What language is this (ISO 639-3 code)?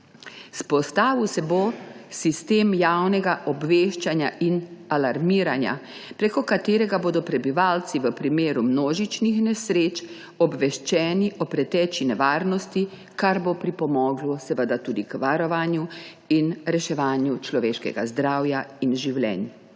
slv